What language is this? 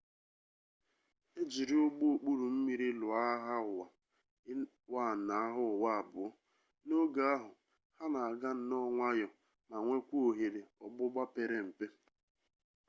Igbo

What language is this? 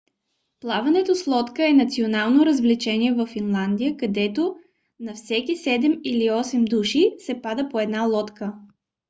Bulgarian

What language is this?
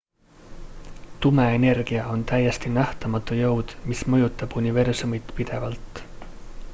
Estonian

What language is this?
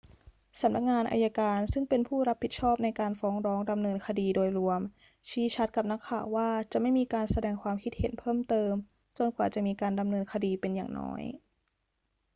Thai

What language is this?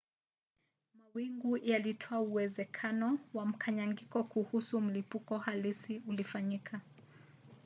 Swahili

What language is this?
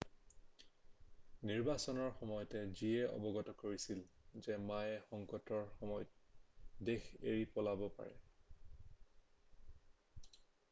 Assamese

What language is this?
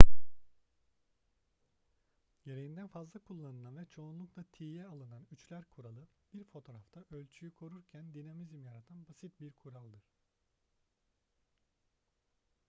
Turkish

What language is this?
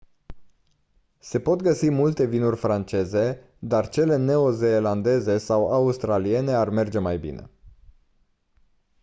Romanian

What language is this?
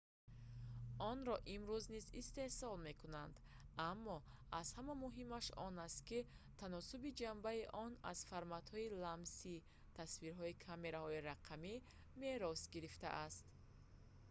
Tajik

